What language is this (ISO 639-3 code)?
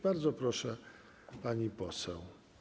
pol